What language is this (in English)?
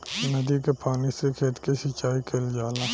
Bhojpuri